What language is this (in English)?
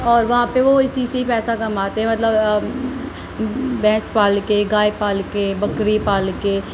Urdu